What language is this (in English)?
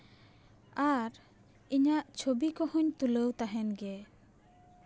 Santali